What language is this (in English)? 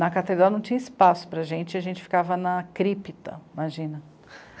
Portuguese